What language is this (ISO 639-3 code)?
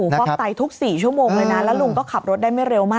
tha